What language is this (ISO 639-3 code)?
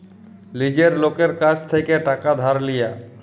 ben